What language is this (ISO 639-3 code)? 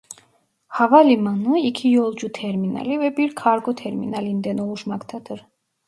tur